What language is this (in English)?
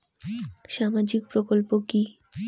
Bangla